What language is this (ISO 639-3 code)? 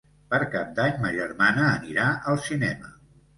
cat